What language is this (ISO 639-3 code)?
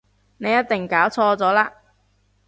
yue